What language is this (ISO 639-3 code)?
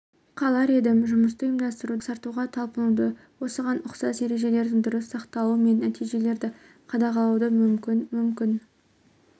kaz